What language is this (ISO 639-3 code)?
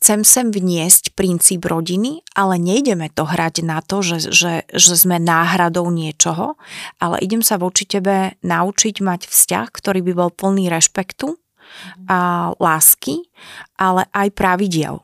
slk